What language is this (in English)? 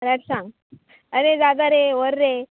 Konkani